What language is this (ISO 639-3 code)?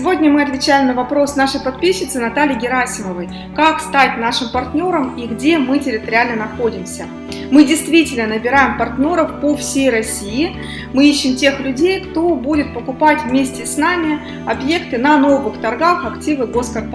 rus